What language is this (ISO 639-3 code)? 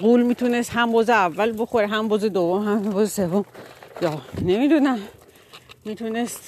fas